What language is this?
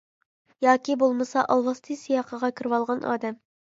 Uyghur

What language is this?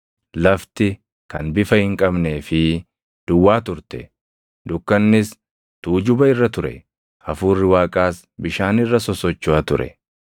Oromo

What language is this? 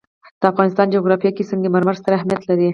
Pashto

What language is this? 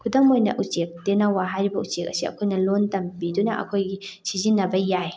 Manipuri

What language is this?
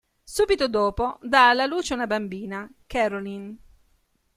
Italian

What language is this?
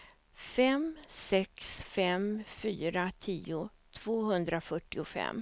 Swedish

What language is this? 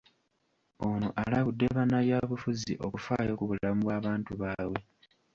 Ganda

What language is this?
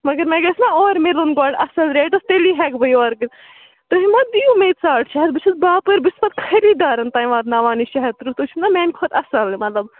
Kashmiri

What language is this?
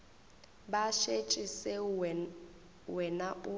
Northern Sotho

